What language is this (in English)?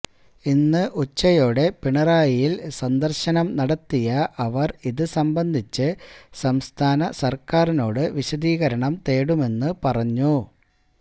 Malayalam